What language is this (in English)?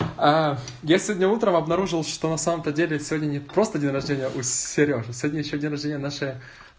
Russian